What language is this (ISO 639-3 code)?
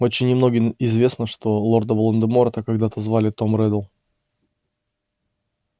rus